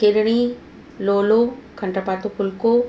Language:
Sindhi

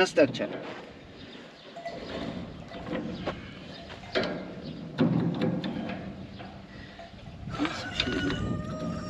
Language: Turkish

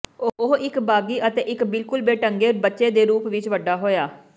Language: Punjabi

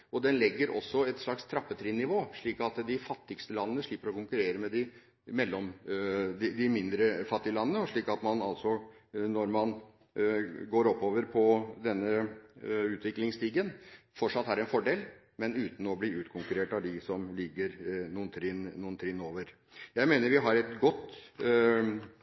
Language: Norwegian Bokmål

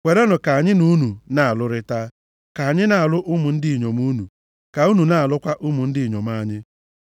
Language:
Igbo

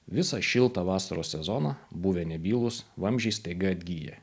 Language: Lithuanian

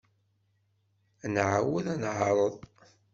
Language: Kabyle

